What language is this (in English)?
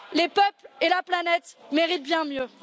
French